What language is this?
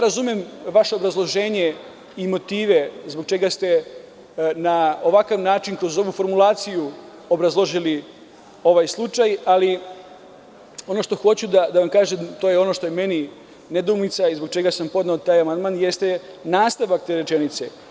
Serbian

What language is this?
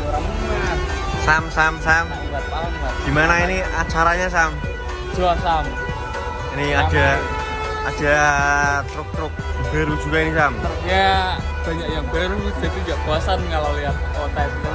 Indonesian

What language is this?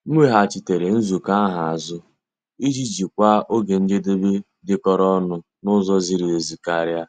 Igbo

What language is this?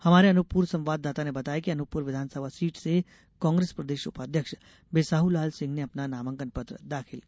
Hindi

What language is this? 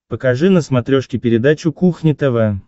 Russian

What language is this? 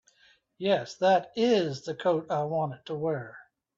English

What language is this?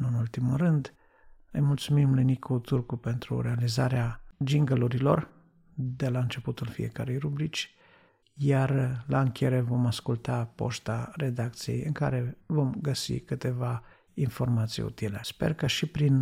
Romanian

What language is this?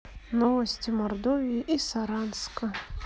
Russian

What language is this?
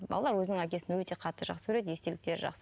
Kazakh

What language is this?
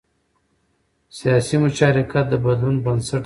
Pashto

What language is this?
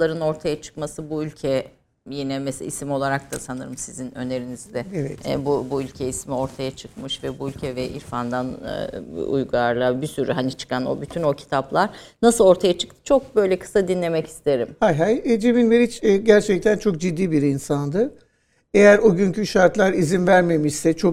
Turkish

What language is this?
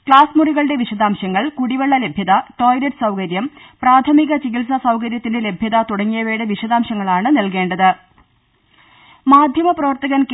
Malayalam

